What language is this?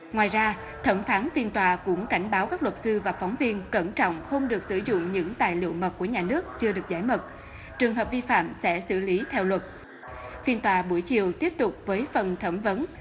Vietnamese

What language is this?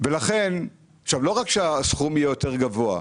Hebrew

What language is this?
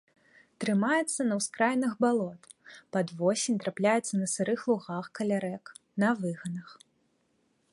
Belarusian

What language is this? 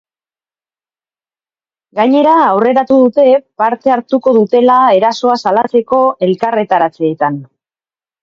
Basque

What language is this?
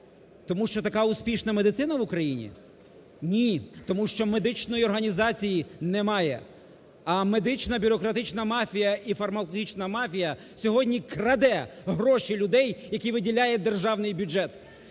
Ukrainian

